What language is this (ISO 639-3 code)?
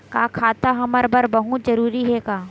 hne